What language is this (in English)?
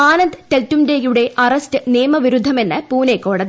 Malayalam